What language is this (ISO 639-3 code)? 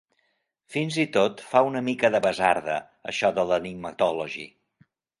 cat